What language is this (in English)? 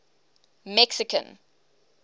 English